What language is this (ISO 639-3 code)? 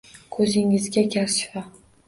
uzb